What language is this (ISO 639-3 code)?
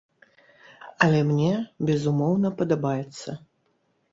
bel